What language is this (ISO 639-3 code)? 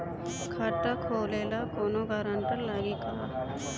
bho